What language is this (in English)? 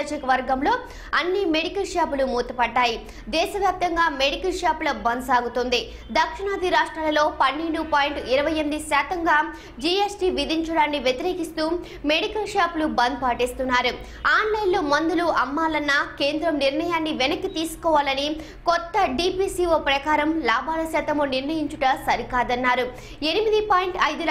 Telugu